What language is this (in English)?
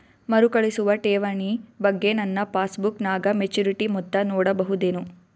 Kannada